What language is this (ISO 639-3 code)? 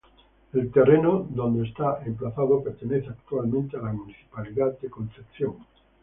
spa